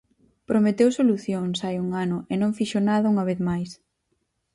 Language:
Galician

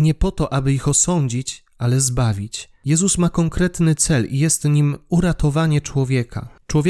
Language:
Polish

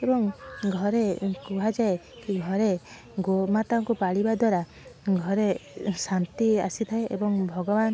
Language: Odia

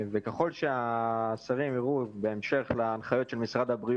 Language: Hebrew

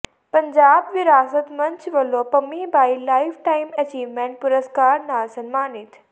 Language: Punjabi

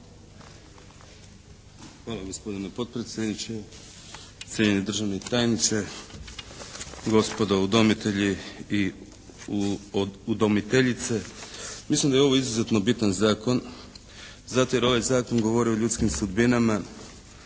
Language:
Croatian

